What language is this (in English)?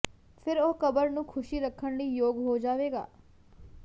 Punjabi